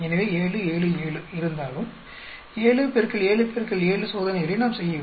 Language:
Tamil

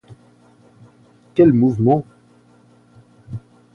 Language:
French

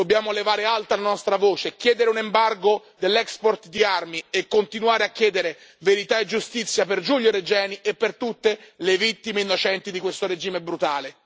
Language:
Italian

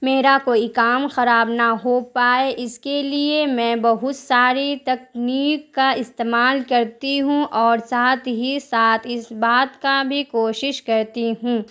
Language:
Urdu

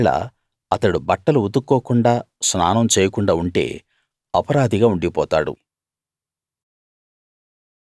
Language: Telugu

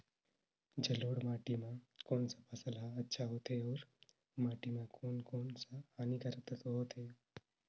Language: Chhattisgarhi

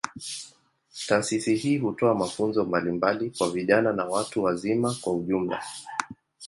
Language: Swahili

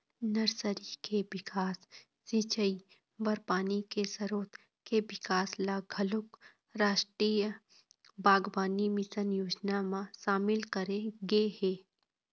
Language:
Chhattisgarhi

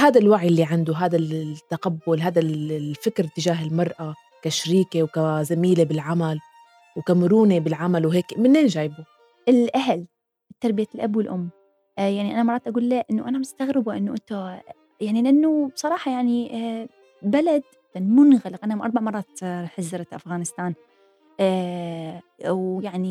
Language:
Arabic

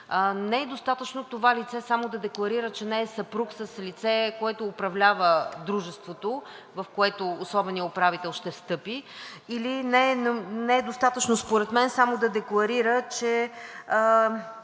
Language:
Bulgarian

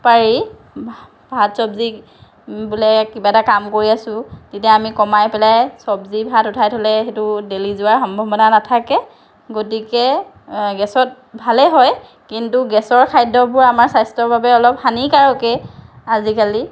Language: Assamese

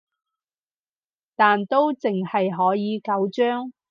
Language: Cantonese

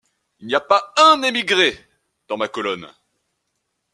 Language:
French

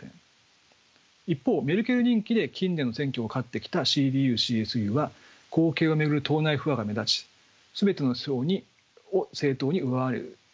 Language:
Japanese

